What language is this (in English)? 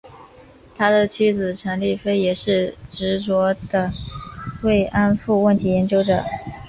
Chinese